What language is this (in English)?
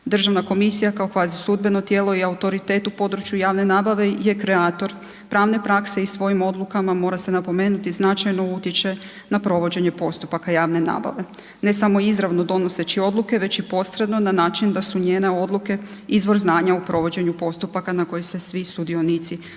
Croatian